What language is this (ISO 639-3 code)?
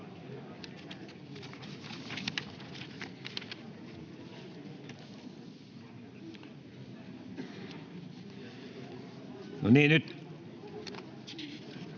fin